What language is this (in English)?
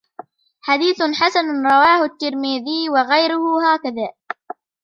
Arabic